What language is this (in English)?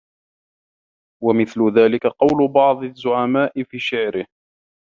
Arabic